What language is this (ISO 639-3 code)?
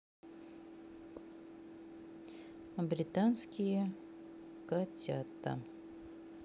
rus